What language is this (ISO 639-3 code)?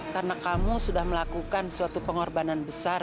ind